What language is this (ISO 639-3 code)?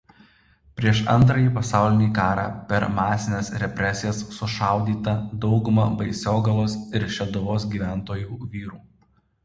lit